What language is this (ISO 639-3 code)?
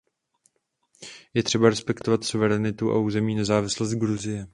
ces